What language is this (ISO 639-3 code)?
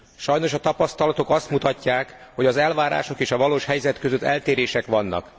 hun